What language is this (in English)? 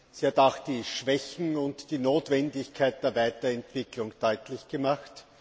German